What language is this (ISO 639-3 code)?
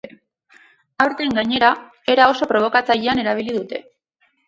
eus